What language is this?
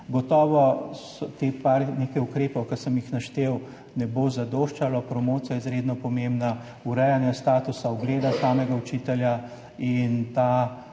Slovenian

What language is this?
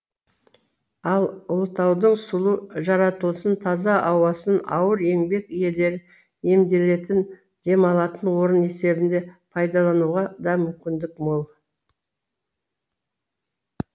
Kazakh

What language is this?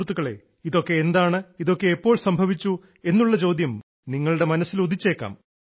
Malayalam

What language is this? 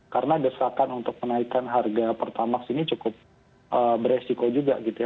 Indonesian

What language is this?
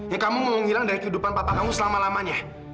Indonesian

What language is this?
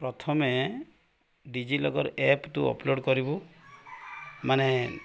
Odia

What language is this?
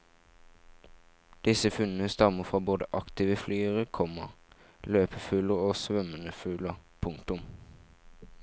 Norwegian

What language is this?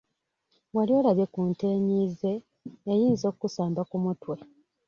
Ganda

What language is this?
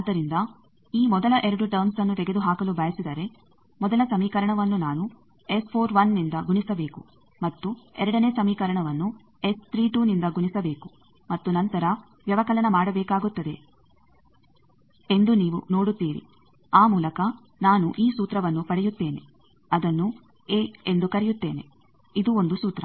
Kannada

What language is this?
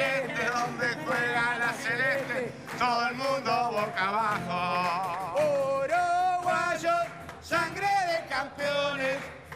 Spanish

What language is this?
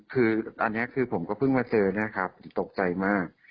Thai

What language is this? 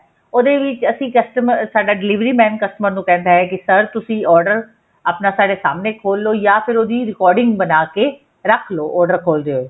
Punjabi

